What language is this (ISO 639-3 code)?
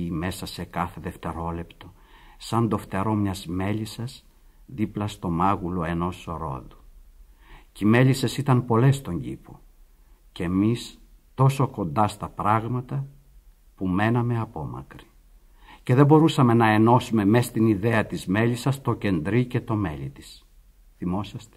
ell